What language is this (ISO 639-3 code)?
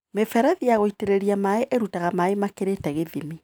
kik